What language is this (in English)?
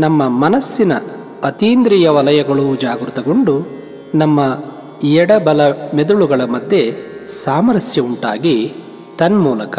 Kannada